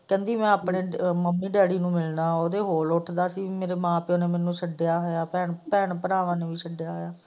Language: Punjabi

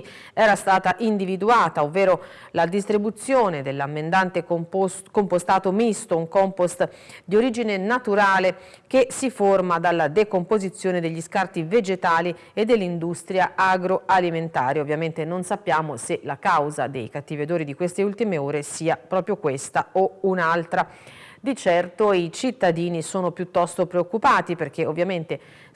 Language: Italian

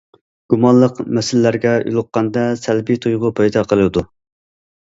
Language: Uyghur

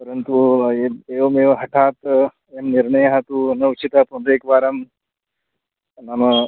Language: Sanskrit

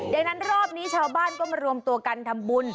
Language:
Thai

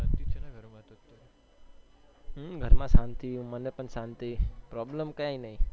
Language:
Gujarati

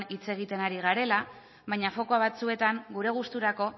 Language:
Basque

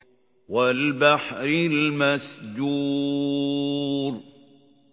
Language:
Arabic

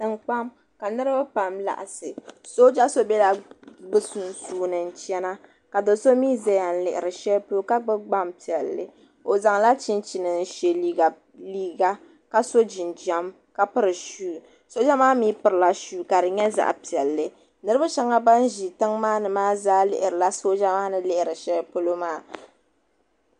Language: Dagbani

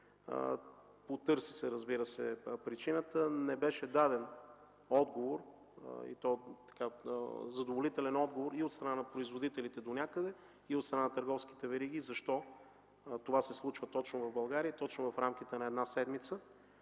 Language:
Bulgarian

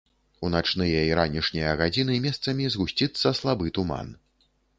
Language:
Belarusian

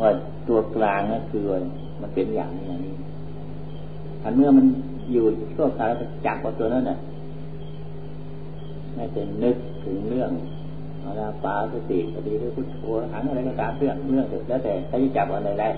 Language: Thai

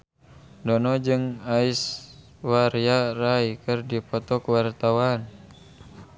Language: Sundanese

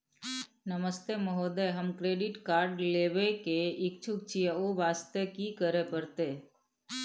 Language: Maithili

